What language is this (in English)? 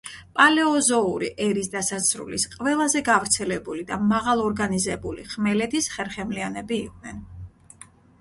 Georgian